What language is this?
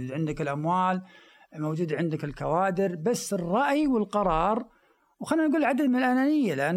Arabic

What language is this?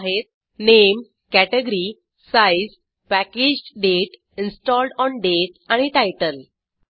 Marathi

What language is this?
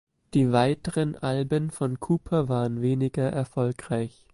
German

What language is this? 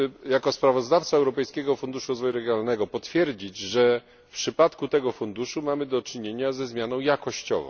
Polish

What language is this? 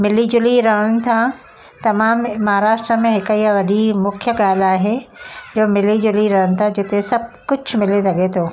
Sindhi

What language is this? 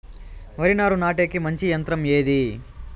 Telugu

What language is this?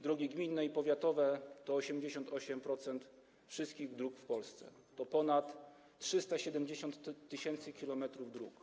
Polish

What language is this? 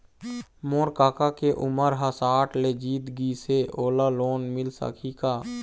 Chhattisgarhi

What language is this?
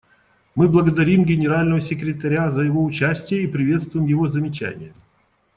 Russian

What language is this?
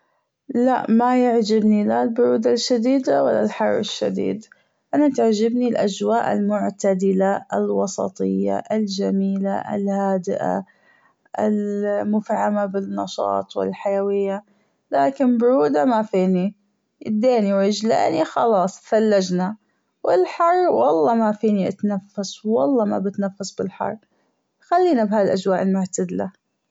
Gulf Arabic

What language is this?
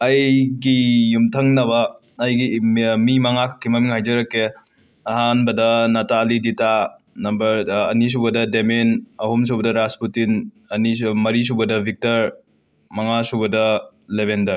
Manipuri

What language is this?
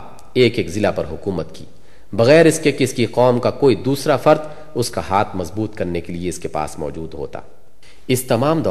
Urdu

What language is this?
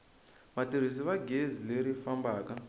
Tsonga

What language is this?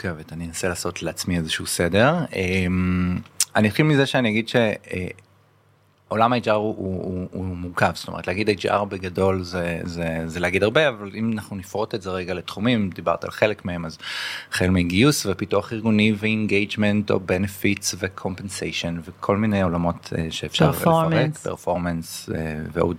Hebrew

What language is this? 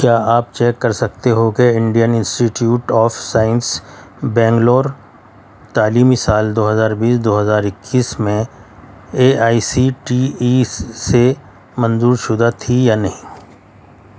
Urdu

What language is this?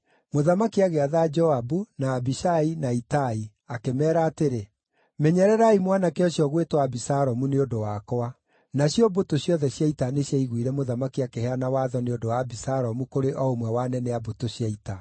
Kikuyu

